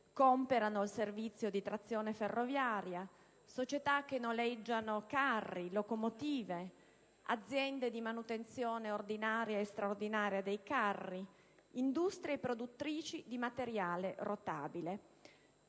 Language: Italian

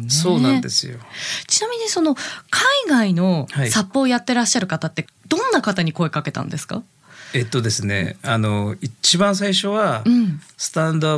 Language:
Japanese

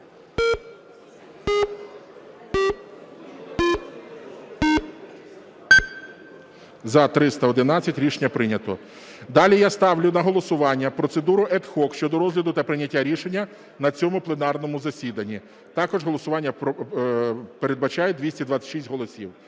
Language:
Ukrainian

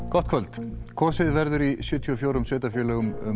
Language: Icelandic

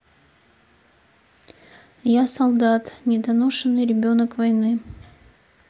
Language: Russian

